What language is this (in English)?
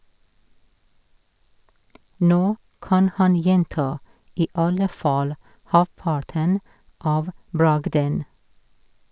Norwegian